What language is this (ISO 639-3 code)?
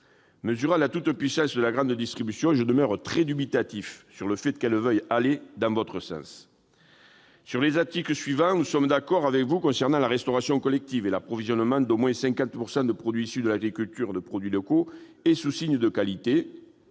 fra